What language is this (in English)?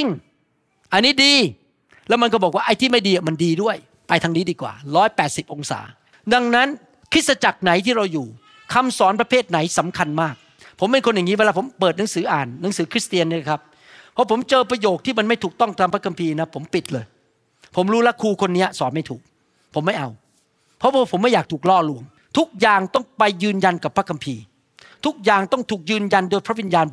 Thai